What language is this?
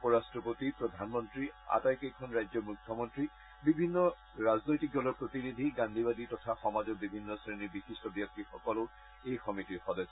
Assamese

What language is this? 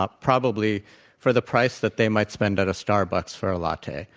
English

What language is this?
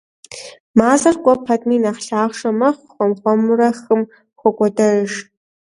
Kabardian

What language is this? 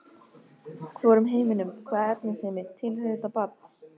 Icelandic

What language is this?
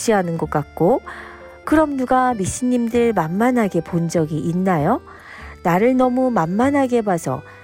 Korean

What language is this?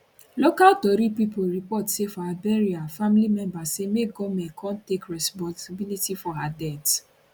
Nigerian Pidgin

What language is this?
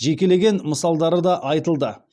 Kazakh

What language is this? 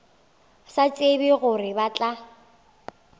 Northern Sotho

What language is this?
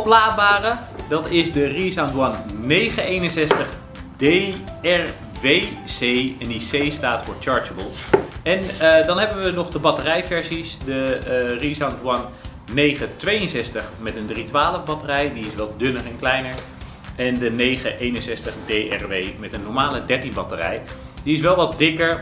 Dutch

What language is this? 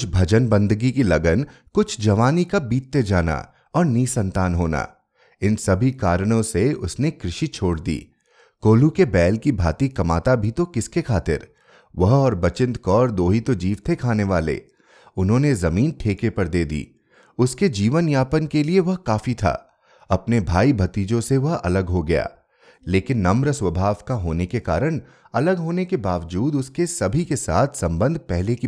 Hindi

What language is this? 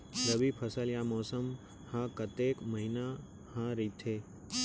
Chhattisgarhi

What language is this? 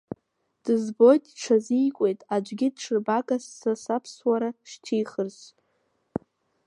Abkhazian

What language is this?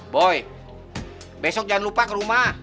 Indonesian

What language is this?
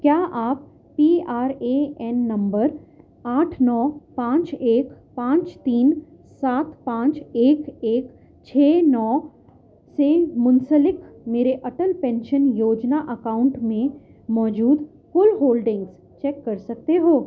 Urdu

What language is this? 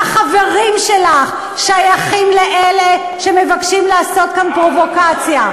Hebrew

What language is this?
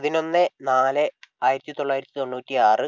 Malayalam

